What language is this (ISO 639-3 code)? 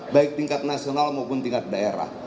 ind